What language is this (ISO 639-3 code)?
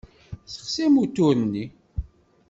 kab